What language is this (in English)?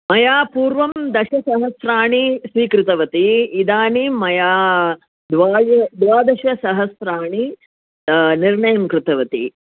Sanskrit